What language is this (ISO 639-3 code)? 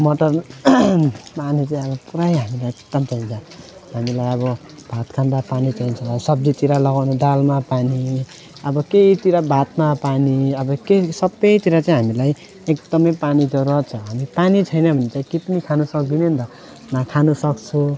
nep